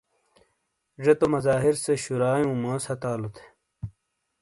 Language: Shina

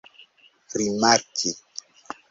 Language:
Esperanto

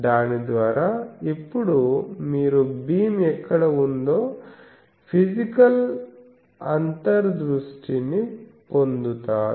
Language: Telugu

